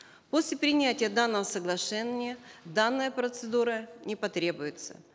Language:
Kazakh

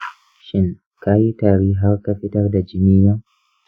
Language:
Hausa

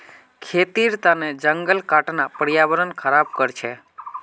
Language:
Magahi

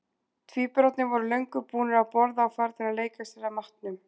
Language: Icelandic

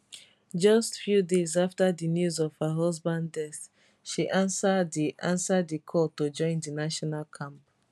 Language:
Nigerian Pidgin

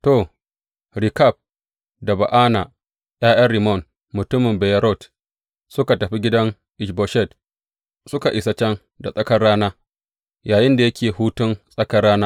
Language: Hausa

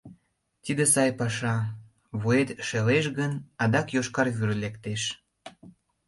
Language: Mari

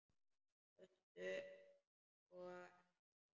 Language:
Icelandic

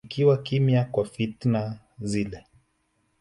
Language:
Swahili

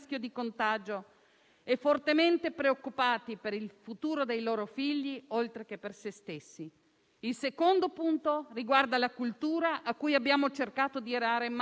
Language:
Italian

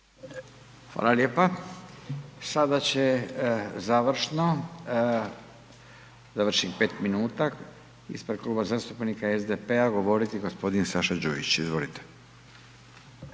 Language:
Croatian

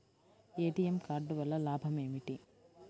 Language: Telugu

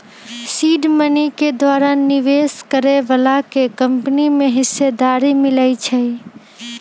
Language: Magahi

